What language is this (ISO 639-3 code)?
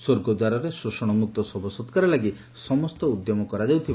ori